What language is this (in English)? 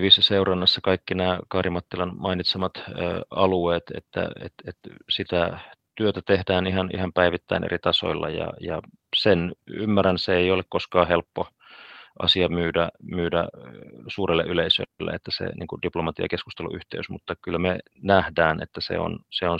Finnish